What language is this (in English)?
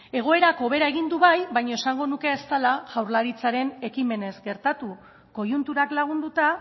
Basque